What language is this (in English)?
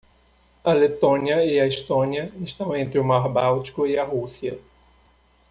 Portuguese